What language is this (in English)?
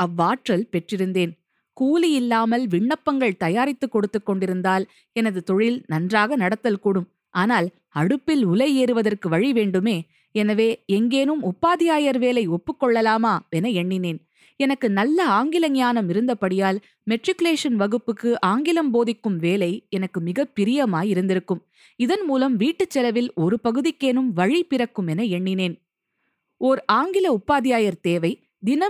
Tamil